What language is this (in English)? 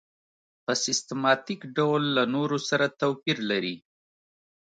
Pashto